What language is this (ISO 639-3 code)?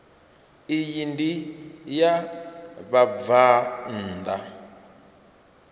ven